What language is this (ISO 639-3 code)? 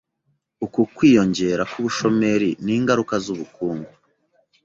kin